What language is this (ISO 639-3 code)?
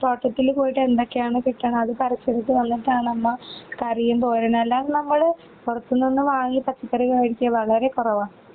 mal